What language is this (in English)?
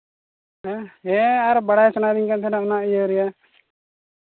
Santali